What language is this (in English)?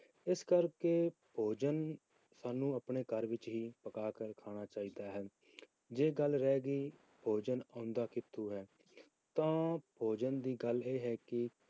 Punjabi